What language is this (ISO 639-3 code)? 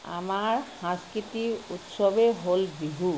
asm